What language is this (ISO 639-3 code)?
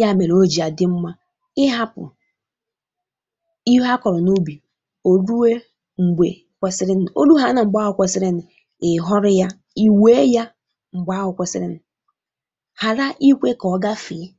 ibo